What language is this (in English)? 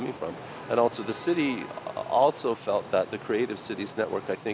Vietnamese